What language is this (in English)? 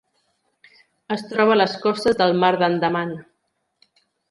Catalan